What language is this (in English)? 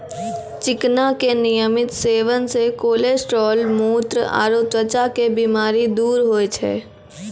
Maithili